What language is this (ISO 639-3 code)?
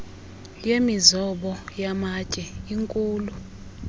xho